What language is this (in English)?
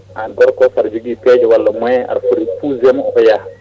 Fula